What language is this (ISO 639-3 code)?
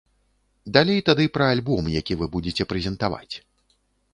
bel